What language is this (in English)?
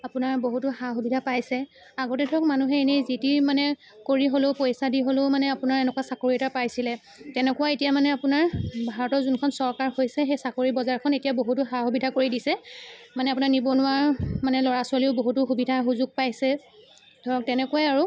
Assamese